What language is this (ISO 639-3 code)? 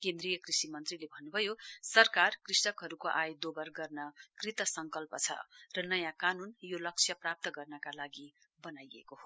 nep